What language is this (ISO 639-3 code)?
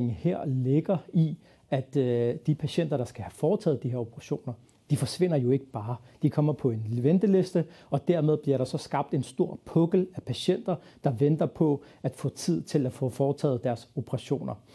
dan